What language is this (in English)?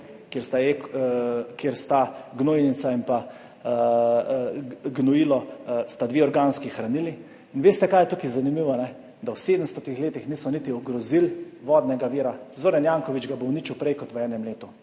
Slovenian